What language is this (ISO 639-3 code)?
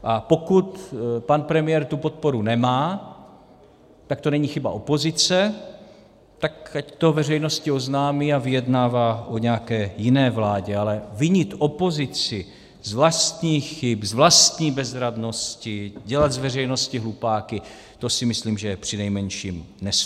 ces